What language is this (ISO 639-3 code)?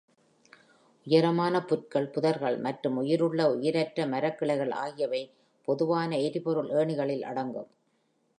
tam